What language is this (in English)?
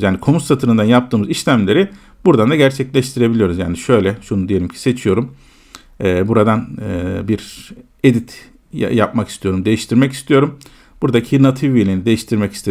Turkish